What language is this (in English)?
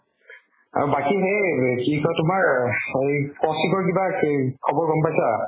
Assamese